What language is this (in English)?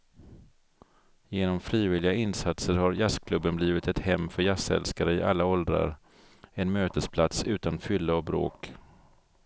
Swedish